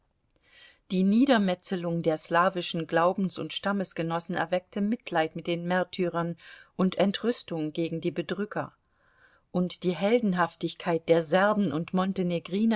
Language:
German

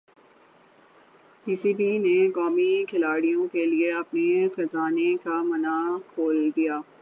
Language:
Urdu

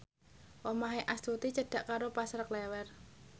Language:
Javanese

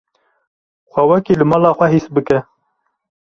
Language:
Kurdish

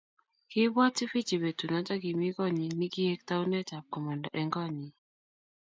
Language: Kalenjin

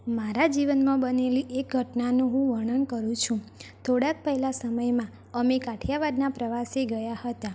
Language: Gujarati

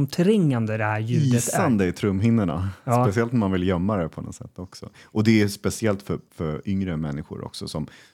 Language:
Swedish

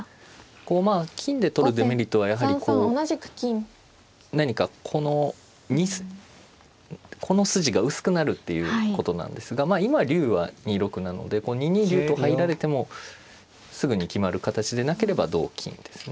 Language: Japanese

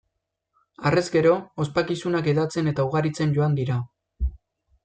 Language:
Basque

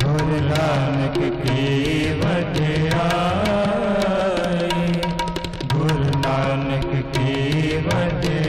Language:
Punjabi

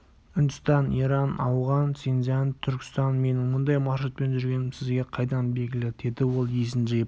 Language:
Kazakh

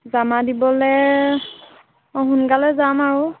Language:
Assamese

